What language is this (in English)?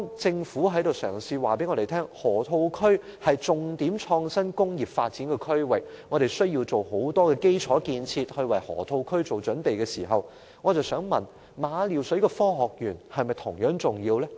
Cantonese